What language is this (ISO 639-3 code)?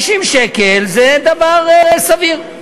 heb